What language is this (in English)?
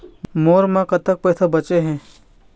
Chhattisgarhi